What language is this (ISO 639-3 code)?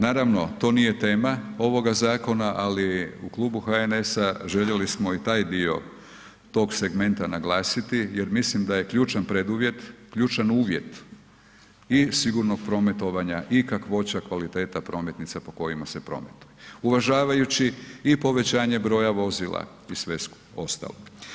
hrv